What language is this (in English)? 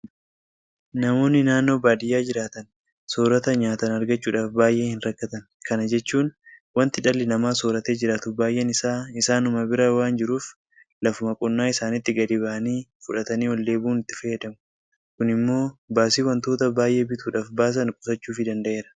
Oromo